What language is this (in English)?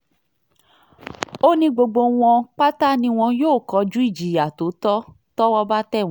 Yoruba